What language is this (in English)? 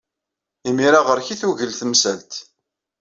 Kabyle